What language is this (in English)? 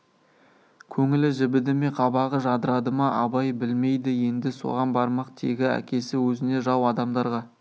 Kazakh